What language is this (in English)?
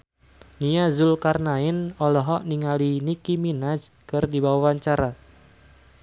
Sundanese